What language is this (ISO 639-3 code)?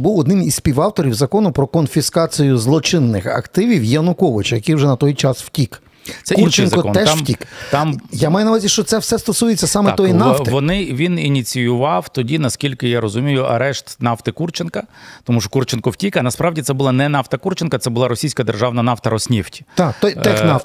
ukr